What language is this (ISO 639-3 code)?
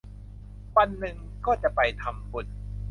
tha